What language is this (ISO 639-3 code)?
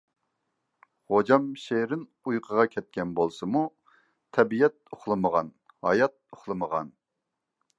uig